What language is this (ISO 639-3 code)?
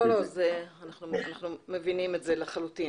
heb